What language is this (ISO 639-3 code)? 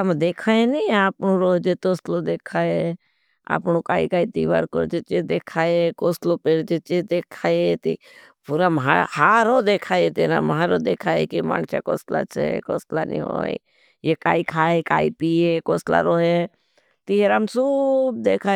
bhb